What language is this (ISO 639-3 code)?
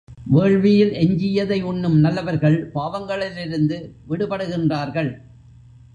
tam